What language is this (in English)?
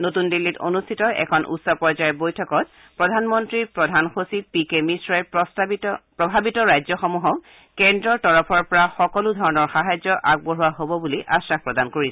Assamese